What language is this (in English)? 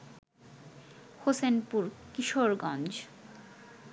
Bangla